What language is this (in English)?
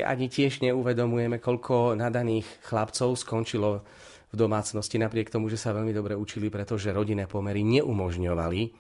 Slovak